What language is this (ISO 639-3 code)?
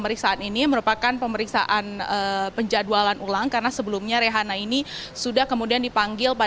ind